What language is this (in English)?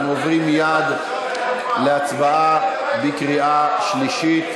Hebrew